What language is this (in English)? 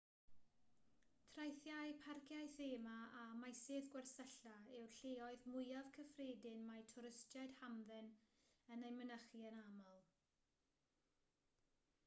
Welsh